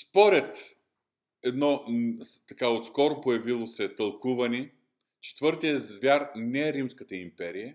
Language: Bulgarian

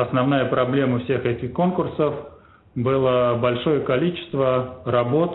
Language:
Russian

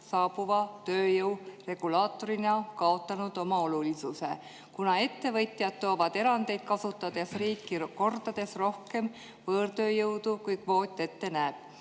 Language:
Estonian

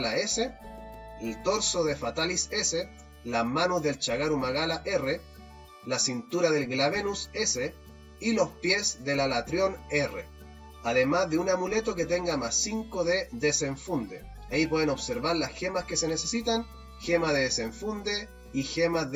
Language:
Spanish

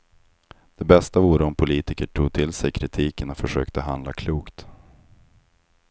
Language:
Swedish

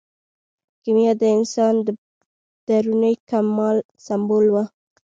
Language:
Pashto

